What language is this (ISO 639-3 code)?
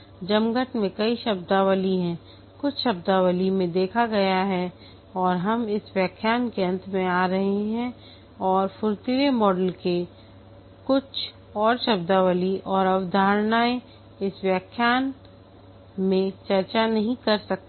hin